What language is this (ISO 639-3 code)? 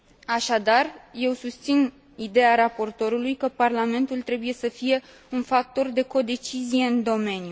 ron